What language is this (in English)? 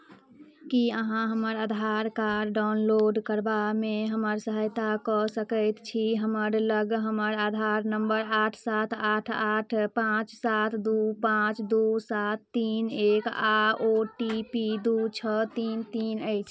Maithili